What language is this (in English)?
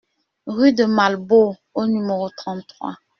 French